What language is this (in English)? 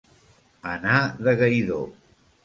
Catalan